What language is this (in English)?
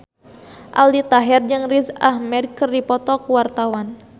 Sundanese